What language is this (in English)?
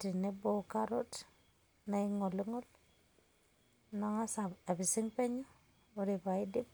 Masai